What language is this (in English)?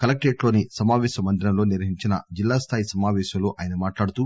Telugu